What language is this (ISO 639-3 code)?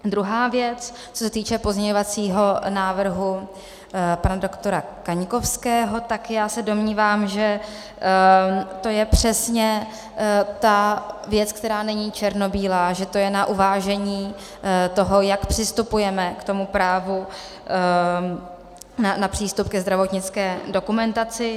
ces